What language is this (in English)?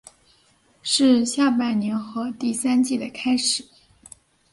Chinese